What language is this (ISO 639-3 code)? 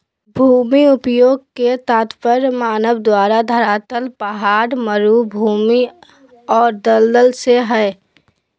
mag